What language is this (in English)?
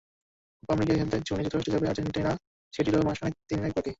Bangla